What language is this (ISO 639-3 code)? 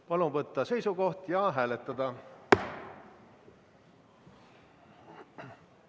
est